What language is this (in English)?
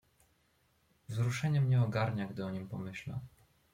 Polish